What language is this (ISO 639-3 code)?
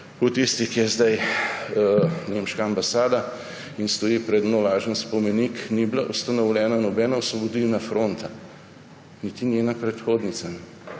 slv